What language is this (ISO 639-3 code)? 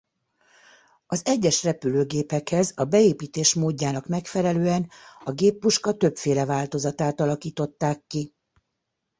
hun